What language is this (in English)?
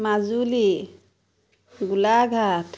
Assamese